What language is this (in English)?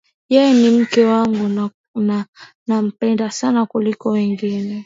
Swahili